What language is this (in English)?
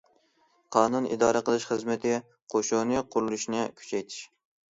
Uyghur